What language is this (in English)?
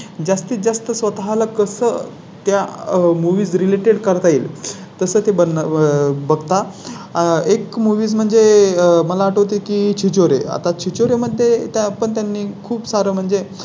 Marathi